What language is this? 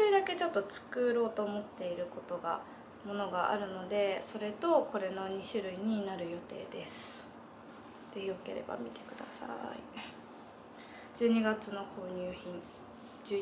Japanese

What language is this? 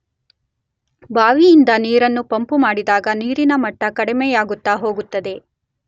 Kannada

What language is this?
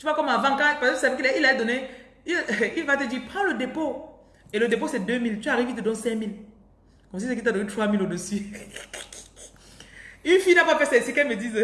French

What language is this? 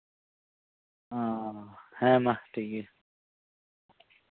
Santali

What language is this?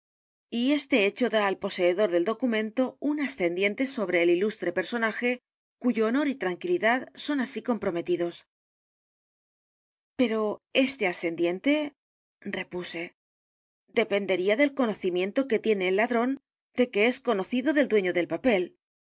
Spanish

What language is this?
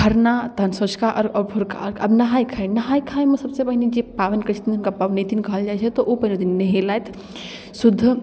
Maithili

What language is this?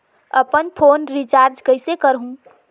Chhattisgarhi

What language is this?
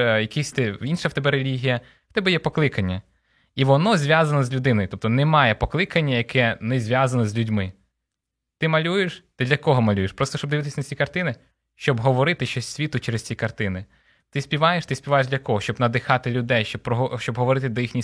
Ukrainian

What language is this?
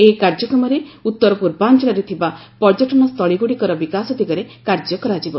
Odia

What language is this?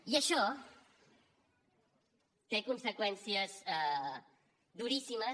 Catalan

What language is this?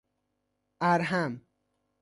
Persian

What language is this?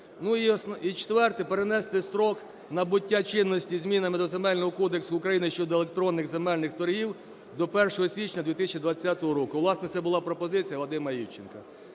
Ukrainian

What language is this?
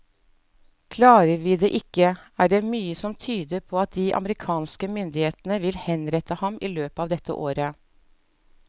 Norwegian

